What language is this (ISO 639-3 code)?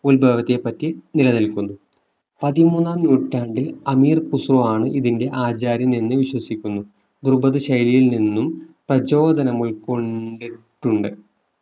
mal